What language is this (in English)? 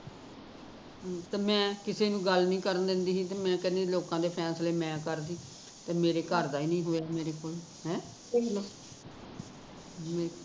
Punjabi